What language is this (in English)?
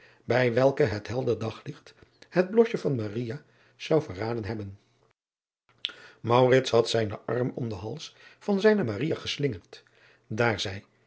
Dutch